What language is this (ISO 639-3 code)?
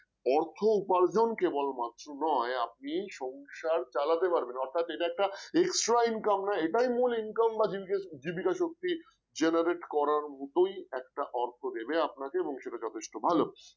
ben